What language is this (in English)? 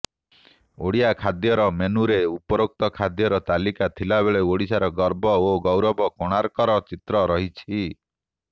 Odia